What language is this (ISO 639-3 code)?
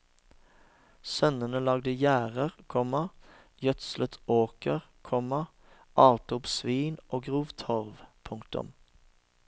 nor